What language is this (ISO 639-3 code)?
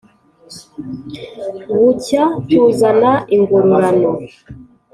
kin